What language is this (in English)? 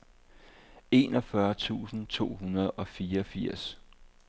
Danish